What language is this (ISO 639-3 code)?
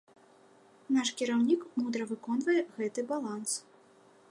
bel